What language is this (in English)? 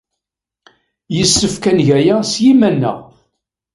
Kabyle